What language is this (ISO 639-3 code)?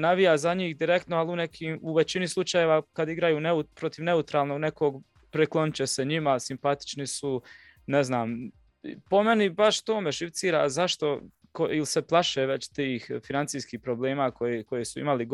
hrv